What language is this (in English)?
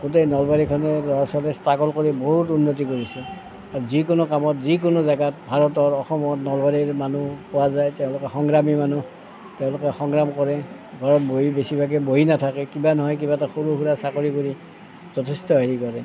Assamese